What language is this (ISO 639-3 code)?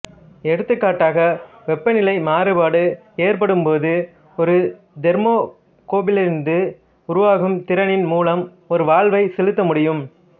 tam